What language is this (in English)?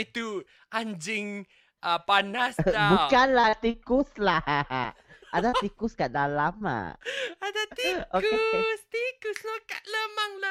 Malay